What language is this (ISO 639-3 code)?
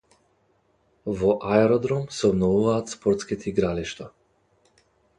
mkd